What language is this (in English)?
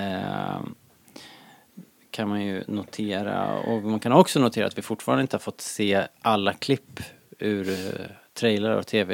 Swedish